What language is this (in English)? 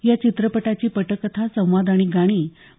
Marathi